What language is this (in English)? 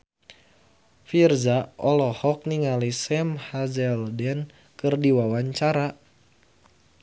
Sundanese